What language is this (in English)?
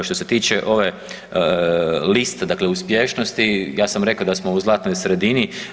Croatian